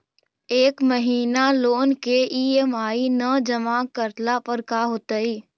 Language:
Magahi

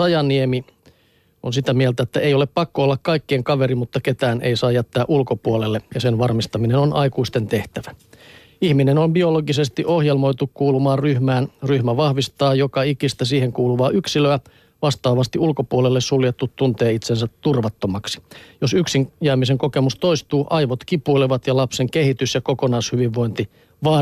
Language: Finnish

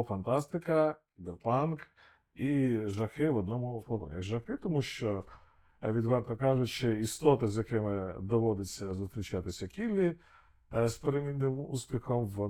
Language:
Ukrainian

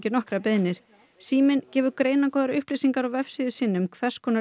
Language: Icelandic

